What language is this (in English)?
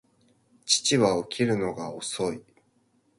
Japanese